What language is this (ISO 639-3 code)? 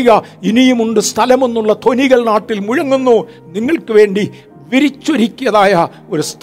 mal